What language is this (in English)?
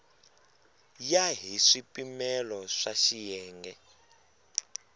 Tsonga